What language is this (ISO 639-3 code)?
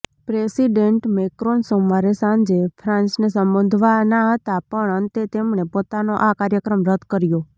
guj